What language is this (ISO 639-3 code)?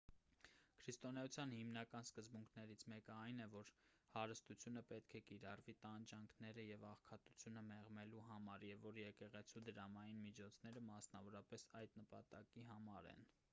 hye